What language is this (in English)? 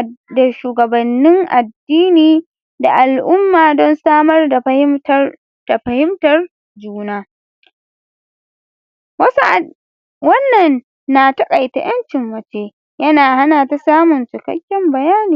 Hausa